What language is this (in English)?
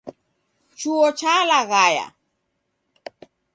Taita